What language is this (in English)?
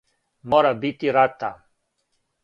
Serbian